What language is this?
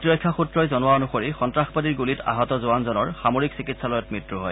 Assamese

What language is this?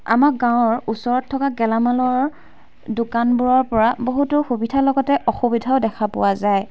Assamese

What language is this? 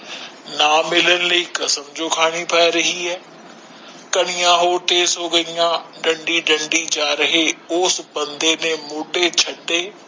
Punjabi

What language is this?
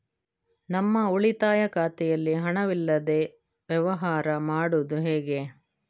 Kannada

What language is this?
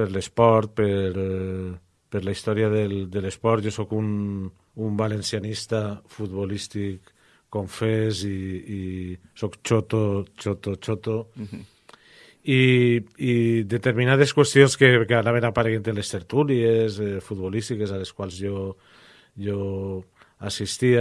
Spanish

